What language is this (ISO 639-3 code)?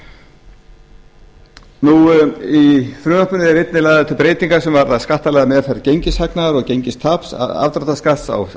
isl